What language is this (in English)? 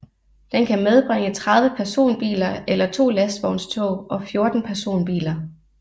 Danish